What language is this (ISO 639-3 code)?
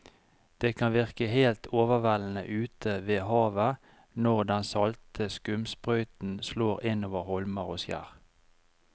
nor